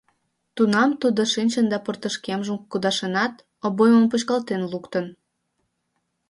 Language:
Mari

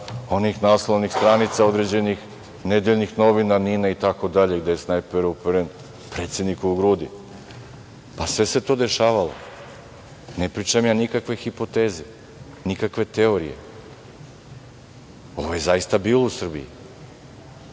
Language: Serbian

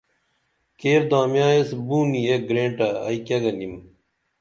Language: Dameli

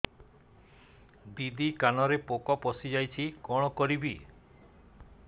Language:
Odia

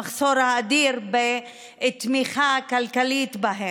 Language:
Hebrew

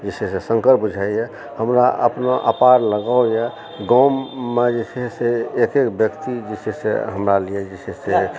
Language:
Maithili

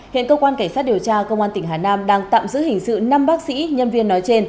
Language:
Vietnamese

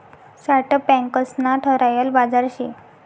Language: Marathi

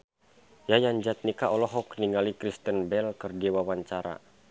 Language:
Sundanese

